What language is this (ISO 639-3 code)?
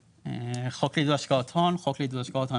heb